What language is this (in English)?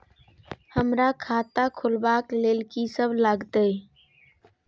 Maithili